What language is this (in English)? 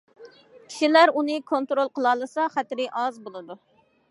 Uyghur